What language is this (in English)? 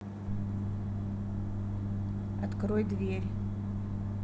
Russian